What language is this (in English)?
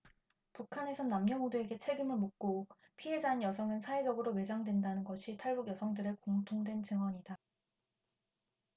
Korean